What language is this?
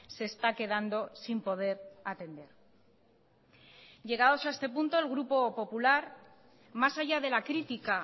Spanish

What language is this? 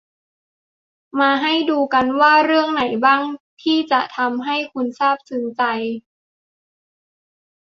Thai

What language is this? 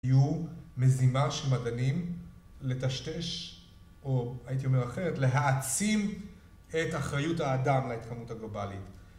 Hebrew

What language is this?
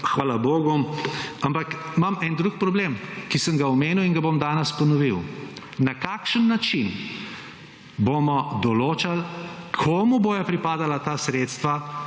Slovenian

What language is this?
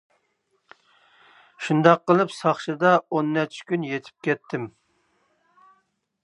Uyghur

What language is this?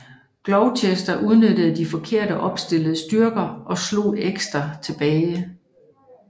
Danish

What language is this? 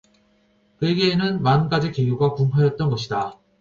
Korean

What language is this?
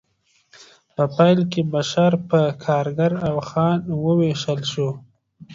Pashto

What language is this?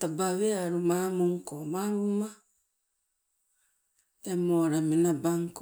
Sibe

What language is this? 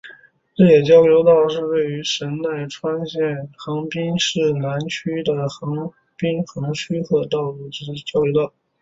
Chinese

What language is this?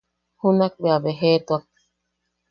Yaqui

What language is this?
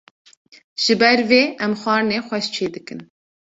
Kurdish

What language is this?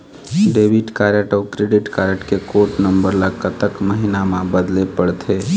Chhattisgarhi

